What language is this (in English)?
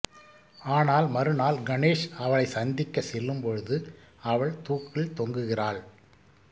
Tamil